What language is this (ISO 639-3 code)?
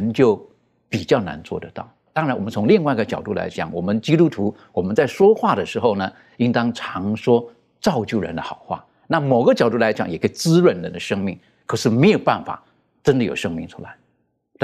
zho